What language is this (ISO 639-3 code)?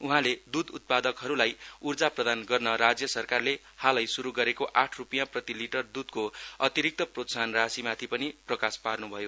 nep